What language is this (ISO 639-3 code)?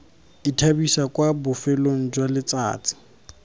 tsn